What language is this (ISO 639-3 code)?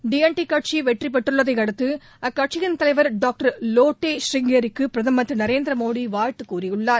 tam